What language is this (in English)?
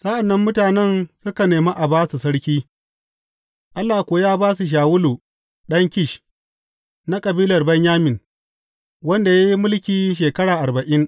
Hausa